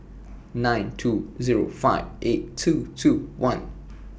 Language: English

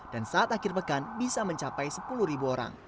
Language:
Indonesian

